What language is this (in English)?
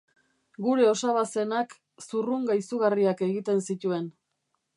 Basque